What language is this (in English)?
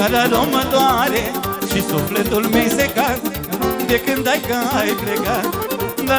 Romanian